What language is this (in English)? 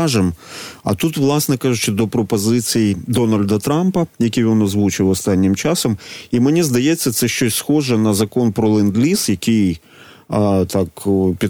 Ukrainian